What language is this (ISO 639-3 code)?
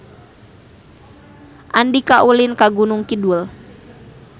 sun